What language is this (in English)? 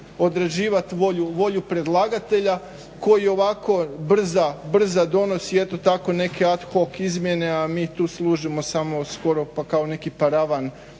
Croatian